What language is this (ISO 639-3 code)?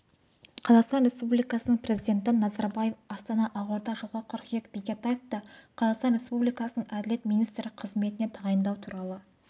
kaz